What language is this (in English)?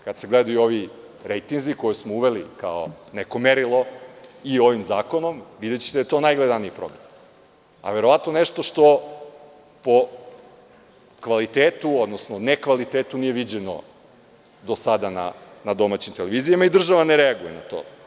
Serbian